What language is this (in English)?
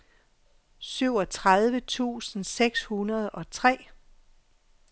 Danish